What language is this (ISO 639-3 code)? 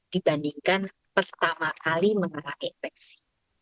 ind